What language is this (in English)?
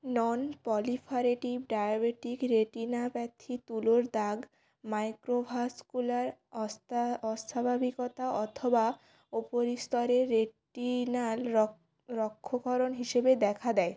Bangla